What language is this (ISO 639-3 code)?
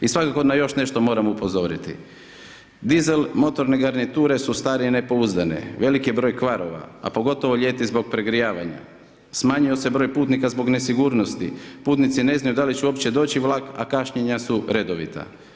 hrv